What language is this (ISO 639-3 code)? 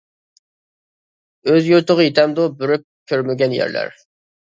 uig